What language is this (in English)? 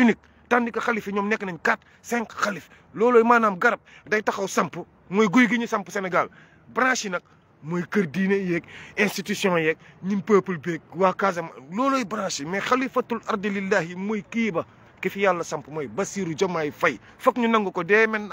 French